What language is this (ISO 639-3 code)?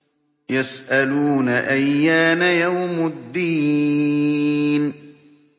ara